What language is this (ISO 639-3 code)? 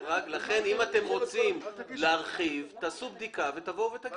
heb